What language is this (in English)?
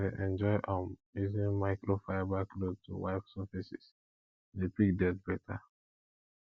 Nigerian Pidgin